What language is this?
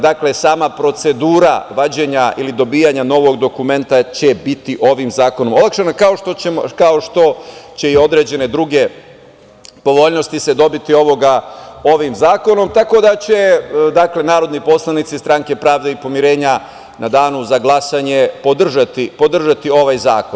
Serbian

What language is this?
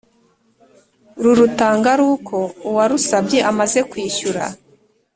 Kinyarwanda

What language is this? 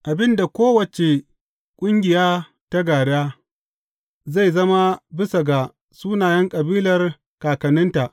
Hausa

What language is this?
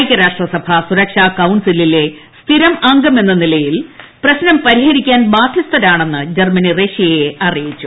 Malayalam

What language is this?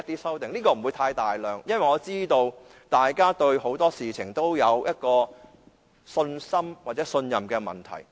Cantonese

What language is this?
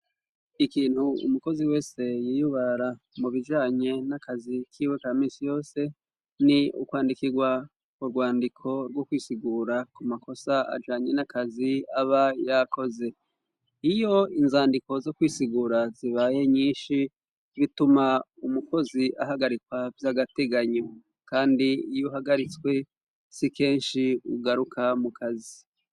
Rundi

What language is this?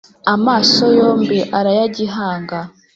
Kinyarwanda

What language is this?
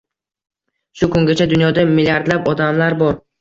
Uzbek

